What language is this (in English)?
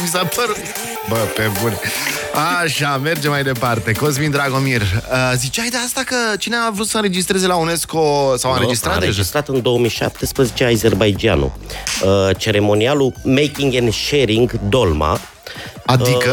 Romanian